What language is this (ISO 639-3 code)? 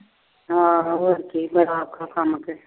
pan